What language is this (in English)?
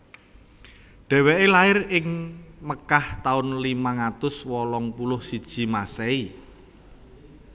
Javanese